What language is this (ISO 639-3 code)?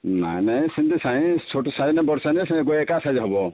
ori